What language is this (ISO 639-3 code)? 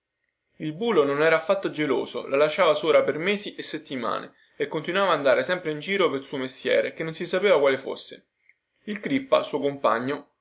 ita